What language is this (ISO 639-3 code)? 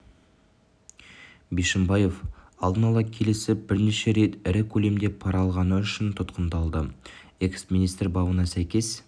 kaz